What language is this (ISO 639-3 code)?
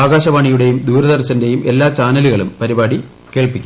mal